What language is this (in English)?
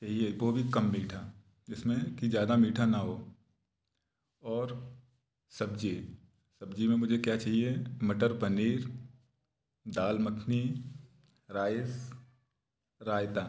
Hindi